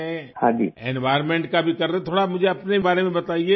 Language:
Urdu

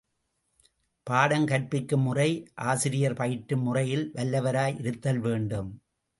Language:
Tamil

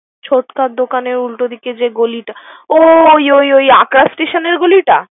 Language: Bangla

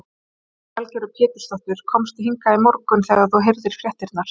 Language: Icelandic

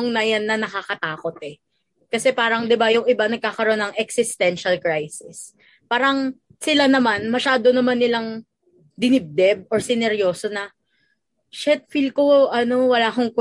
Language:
Filipino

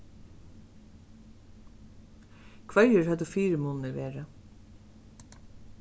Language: Faroese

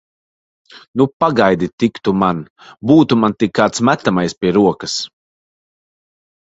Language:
Latvian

